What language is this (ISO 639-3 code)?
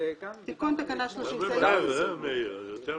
heb